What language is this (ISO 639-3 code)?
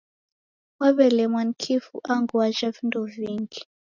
dav